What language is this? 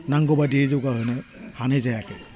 Bodo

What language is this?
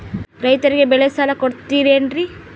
Kannada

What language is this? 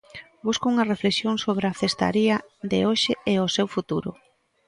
Galician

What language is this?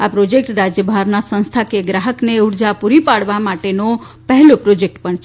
Gujarati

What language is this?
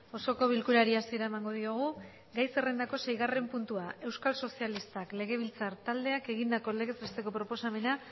Basque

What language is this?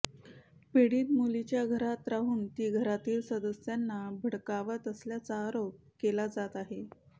Marathi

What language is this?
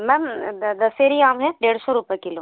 Hindi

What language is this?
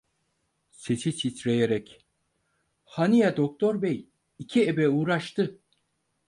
Turkish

